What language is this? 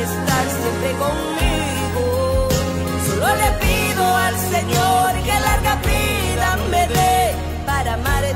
Arabic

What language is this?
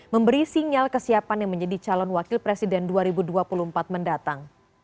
Indonesian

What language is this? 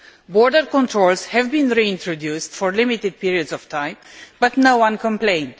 English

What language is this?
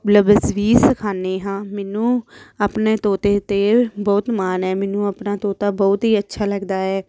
Punjabi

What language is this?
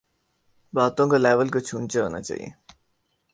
Urdu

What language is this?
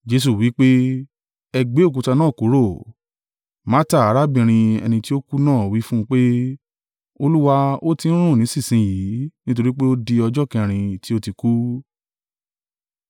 Yoruba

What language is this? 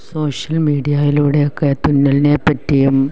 Malayalam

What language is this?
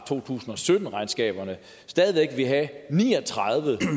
Danish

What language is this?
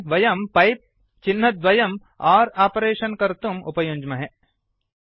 Sanskrit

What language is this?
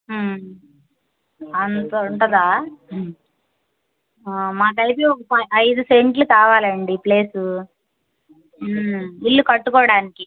Telugu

